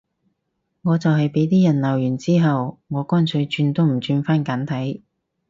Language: Cantonese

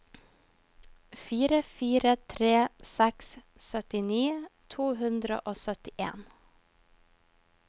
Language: Norwegian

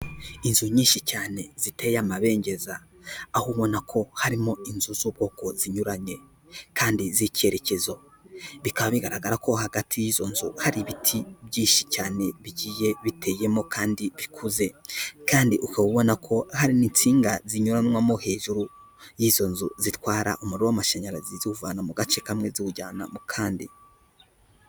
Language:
Kinyarwanda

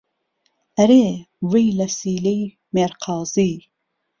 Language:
Central Kurdish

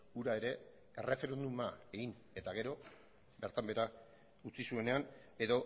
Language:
Basque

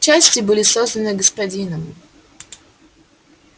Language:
Russian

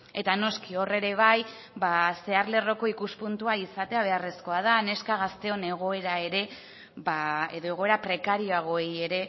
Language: Basque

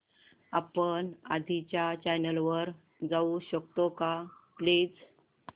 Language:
Marathi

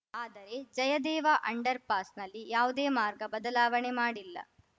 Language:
Kannada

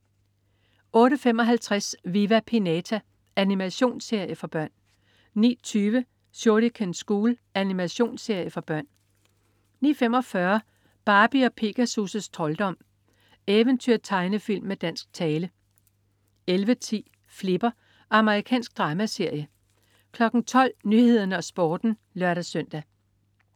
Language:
Danish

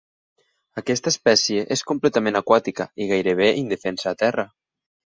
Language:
Catalan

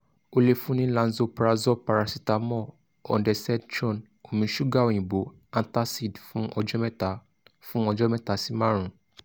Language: Yoruba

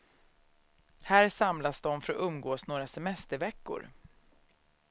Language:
Swedish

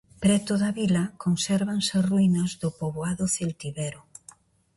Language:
Galician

